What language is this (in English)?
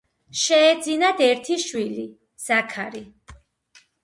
Georgian